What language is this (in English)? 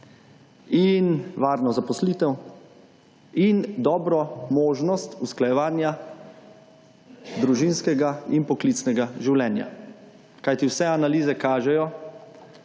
Slovenian